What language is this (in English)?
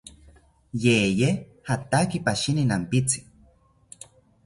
South Ucayali Ashéninka